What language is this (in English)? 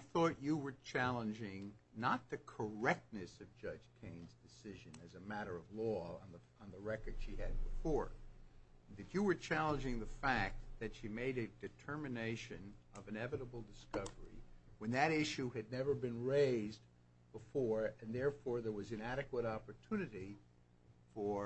English